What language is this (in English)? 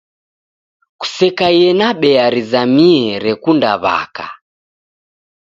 Taita